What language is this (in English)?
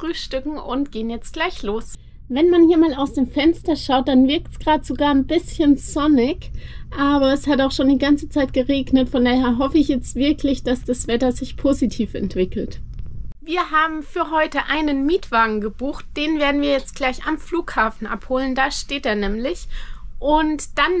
German